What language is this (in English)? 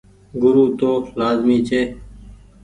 Goaria